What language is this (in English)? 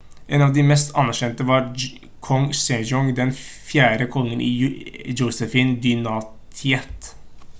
Norwegian Bokmål